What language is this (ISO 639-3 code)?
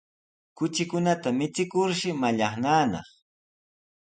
qws